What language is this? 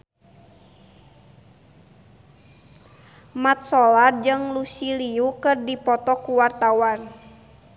Sundanese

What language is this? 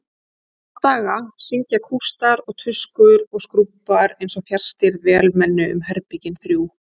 Icelandic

